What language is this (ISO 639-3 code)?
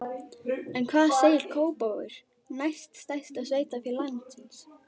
isl